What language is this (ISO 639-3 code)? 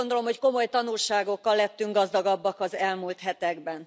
hun